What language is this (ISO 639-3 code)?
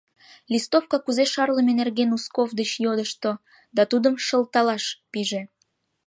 chm